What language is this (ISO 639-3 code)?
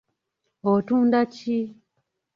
lug